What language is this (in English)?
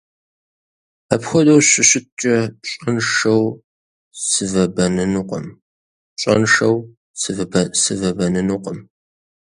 Kabardian